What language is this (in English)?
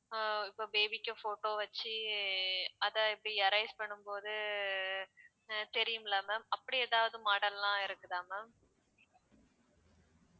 Tamil